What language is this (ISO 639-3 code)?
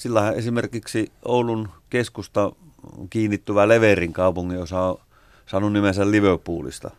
fin